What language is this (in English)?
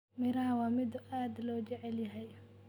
Somali